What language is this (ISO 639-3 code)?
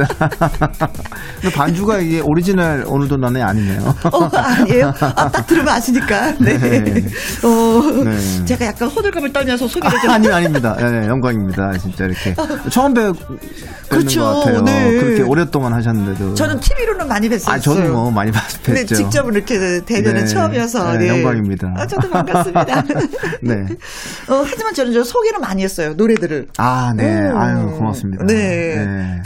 kor